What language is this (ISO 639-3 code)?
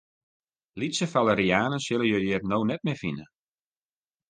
fry